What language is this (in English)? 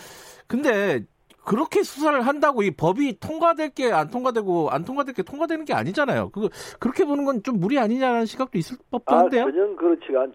Korean